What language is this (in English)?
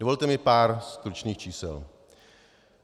Czech